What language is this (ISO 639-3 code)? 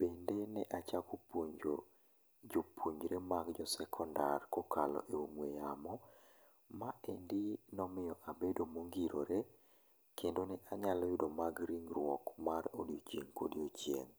luo